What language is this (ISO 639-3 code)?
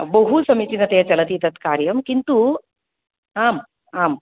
san